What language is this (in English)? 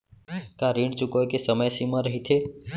Chhattisgarhi